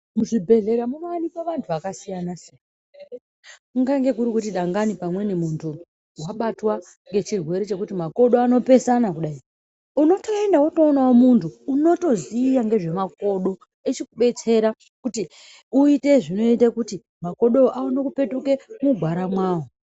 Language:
Ndau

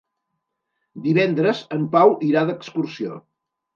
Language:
Catalan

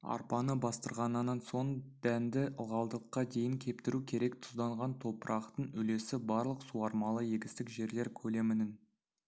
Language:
Kazakh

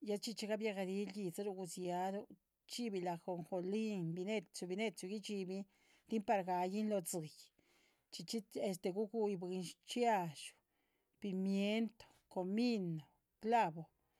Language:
Chichicapan Zapotec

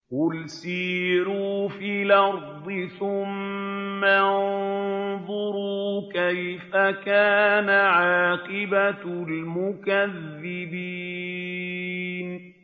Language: Arabic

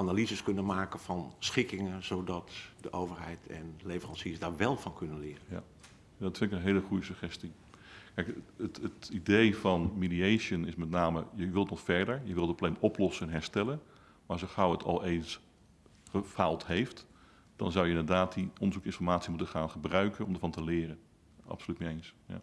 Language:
Dutch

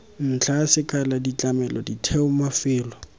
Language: Tswana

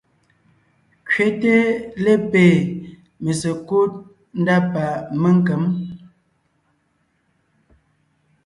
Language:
Ngiemboon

